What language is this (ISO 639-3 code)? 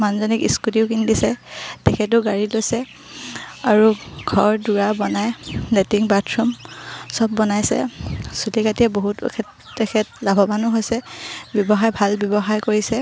asm